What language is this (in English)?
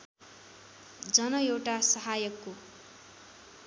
Nepali